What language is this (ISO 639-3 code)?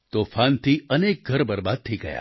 guj